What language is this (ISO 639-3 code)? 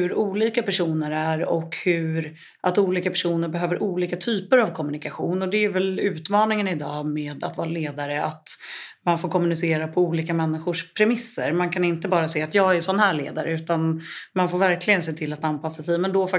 swe